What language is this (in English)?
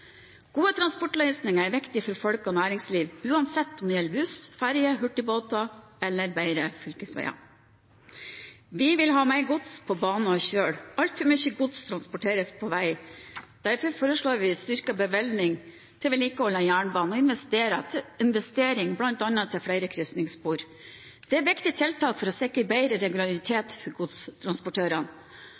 Norwegian Bokmål